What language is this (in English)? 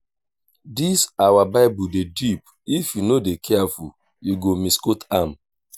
Nigerian Pidgin